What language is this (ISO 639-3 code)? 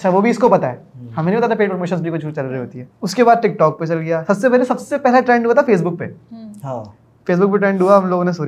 urd